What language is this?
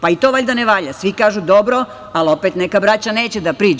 Serbian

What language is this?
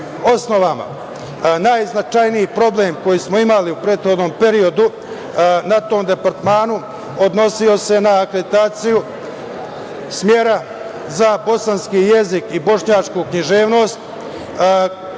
Serbian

